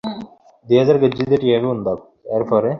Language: Bangla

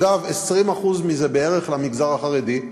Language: Hebrew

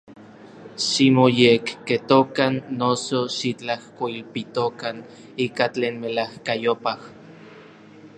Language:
Orizaba Nahuatl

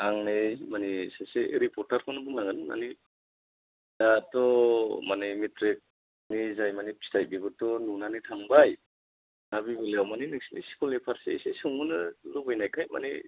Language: Bodo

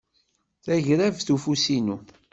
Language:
Kabyle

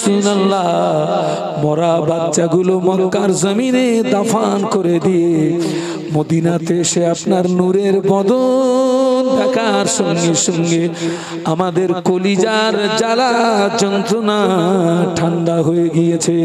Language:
Bangla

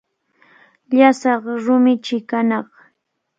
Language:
Cajatambo North Lima Quechua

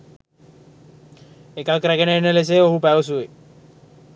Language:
Sinhala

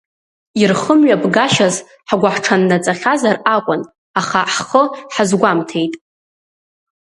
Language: Abkhazian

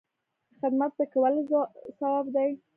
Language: Pashto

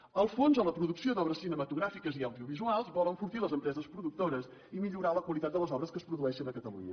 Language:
Catalan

